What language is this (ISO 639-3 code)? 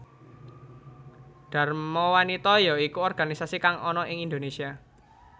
jav